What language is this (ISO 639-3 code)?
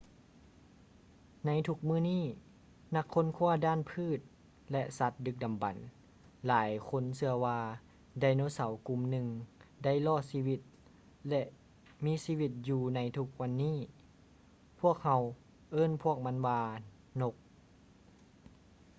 lao